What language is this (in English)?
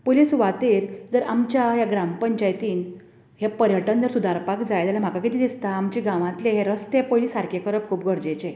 Konkani